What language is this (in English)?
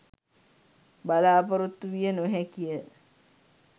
Sinhala